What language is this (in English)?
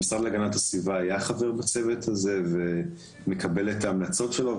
Hebrew